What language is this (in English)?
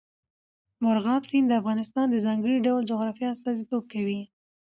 Pashto